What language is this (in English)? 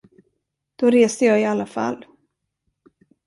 Swedish